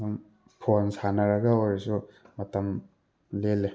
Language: Manipuri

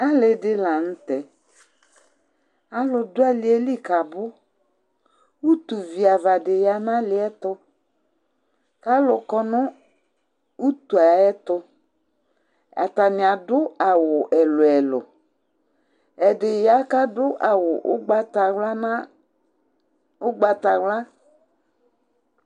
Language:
Ikposo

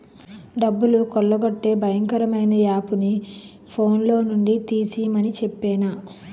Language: Telugu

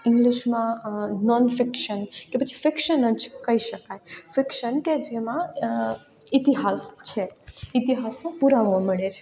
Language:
Gujarati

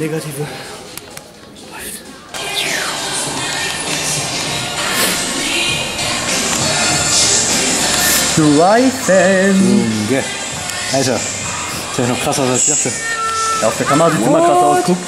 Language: German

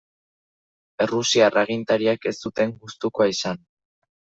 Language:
Basque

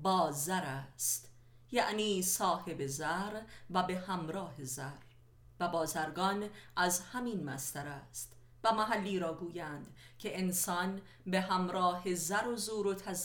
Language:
Persian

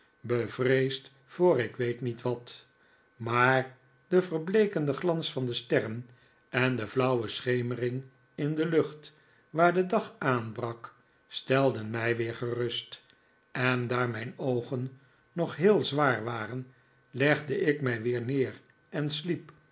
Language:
Dutch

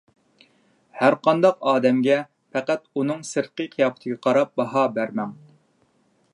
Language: Uyghur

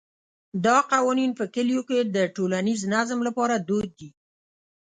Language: Pashto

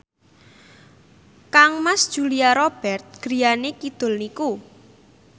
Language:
Javanese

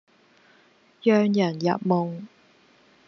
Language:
Cantonese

